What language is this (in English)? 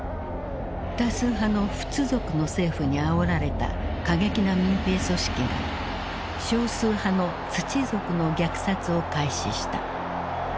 Japanese